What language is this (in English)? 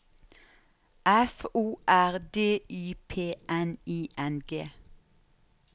Norwegian